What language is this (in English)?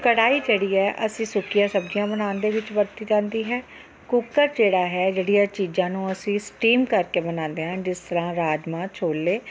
Punjabi